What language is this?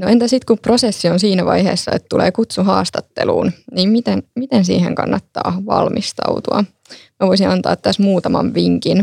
Finnish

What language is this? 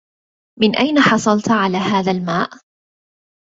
Arabic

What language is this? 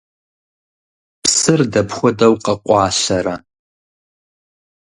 Kabardian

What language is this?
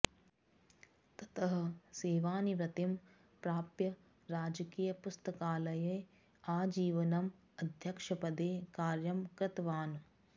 Sanskrit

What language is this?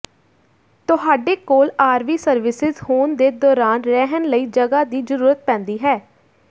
Punjabi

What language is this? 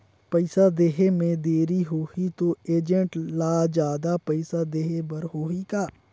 Chhattisgarhi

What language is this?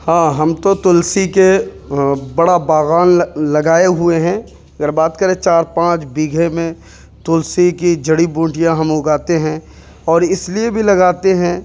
Urdu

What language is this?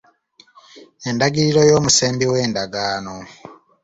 Ganda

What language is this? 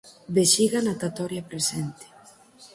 Galician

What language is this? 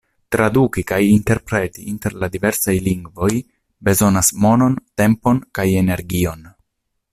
Esperanto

